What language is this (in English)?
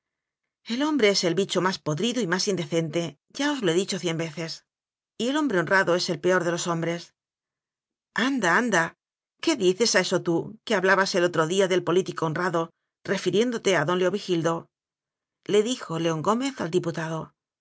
Spanish